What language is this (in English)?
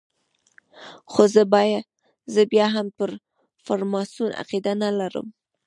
Pashto